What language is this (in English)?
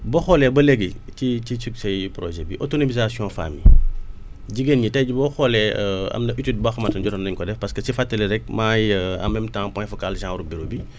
Wolof